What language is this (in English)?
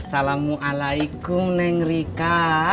Indonesian